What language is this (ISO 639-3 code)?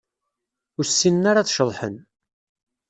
kab